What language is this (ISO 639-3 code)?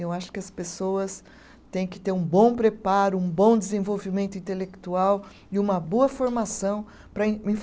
por